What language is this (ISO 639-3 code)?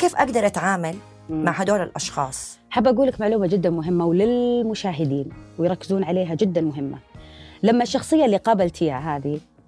ara